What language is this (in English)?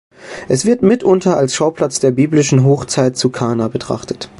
German